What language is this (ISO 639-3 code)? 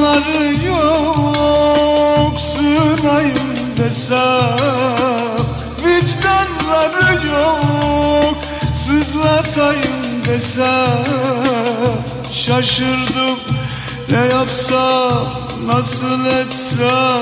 bul